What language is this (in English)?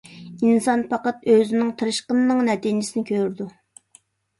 Uyghur